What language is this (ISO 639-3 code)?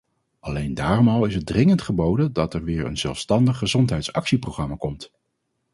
nld